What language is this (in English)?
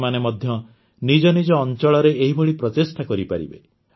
Odia